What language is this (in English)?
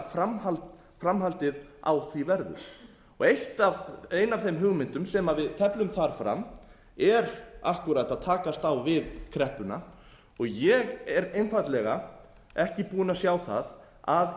Icelandic